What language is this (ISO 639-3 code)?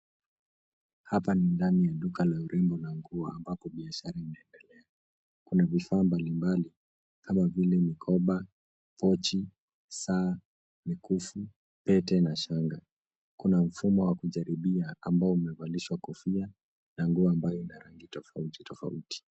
swa